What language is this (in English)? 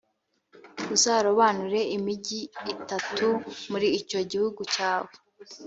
Kinyarwanda